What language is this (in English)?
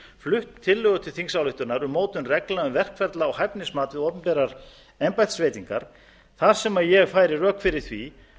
Icelandic